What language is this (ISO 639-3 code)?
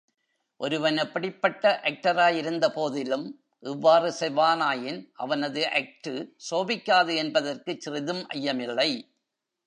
tam